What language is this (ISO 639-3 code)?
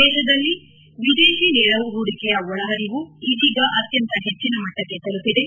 kan